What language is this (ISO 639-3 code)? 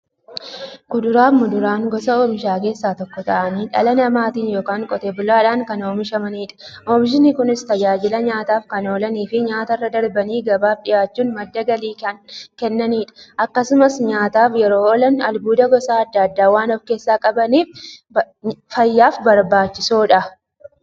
orm